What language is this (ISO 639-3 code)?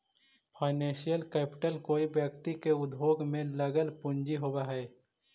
mag